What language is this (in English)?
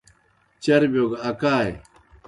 Kohistani Shina